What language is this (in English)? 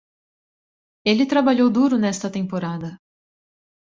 Portuguese